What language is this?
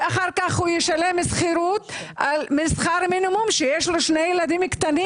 Hebrew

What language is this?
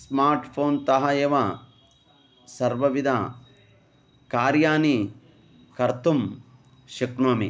Sanskrit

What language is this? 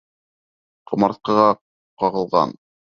Bashkir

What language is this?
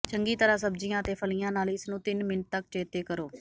Punjabi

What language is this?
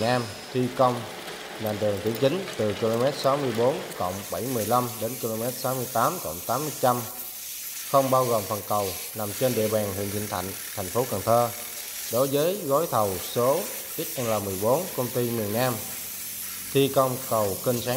Vietnamese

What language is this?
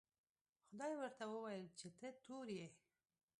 Pashto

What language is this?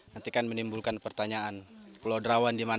Indonesian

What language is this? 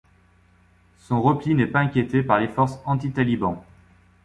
French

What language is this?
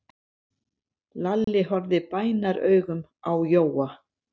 Icelandic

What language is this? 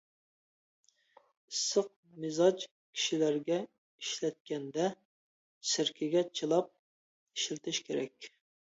Uyghur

